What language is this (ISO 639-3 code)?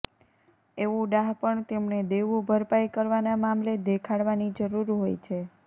guj